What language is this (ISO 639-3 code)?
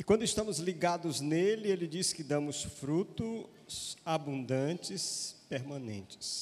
por